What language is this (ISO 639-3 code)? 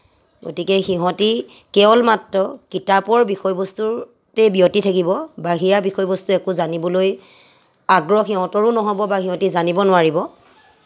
asm